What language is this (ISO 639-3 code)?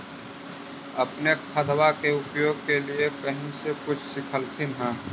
mag